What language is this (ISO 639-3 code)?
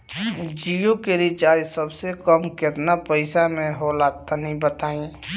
bho